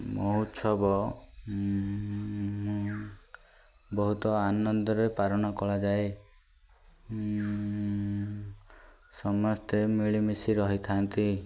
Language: Odia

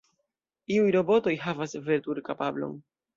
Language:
Esperanto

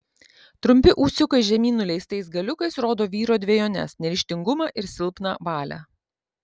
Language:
Lithuanian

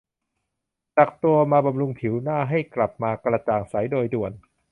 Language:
Thai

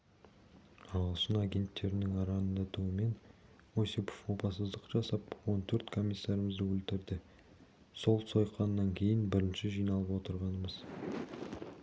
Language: Kazakh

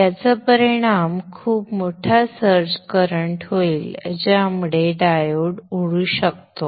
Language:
Marathi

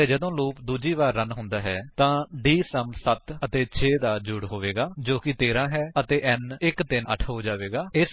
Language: Punjabi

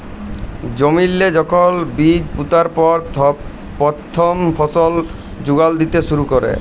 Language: Bangla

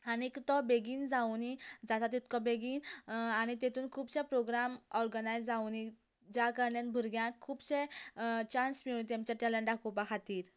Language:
Konkani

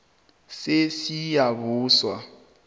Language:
South Ndebele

